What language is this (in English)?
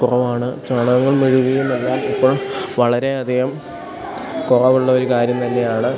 Malayalam